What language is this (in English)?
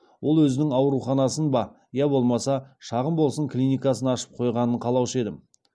Kazakh